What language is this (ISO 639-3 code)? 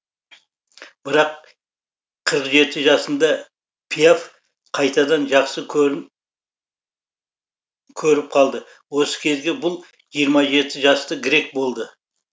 kaz